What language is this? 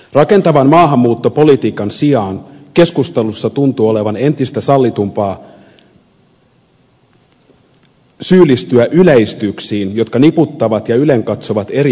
Finnish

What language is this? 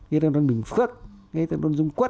Vietnamese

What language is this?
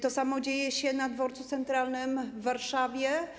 Polish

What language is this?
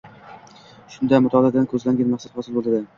Uzbek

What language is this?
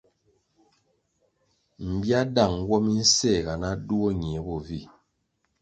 Kwasio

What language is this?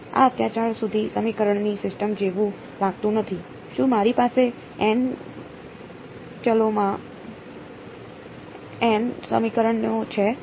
Gujarati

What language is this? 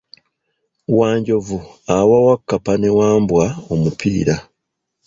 Ganda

